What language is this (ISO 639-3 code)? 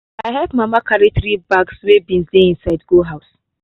pcm